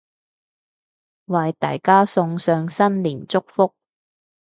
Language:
Cantonese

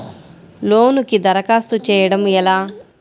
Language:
Telugu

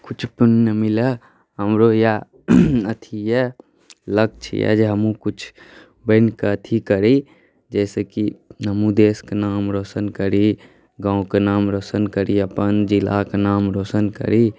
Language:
Maithili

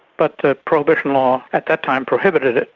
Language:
English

